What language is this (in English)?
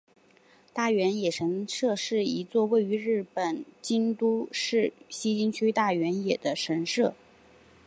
Chinese